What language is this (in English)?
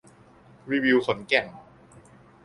Thai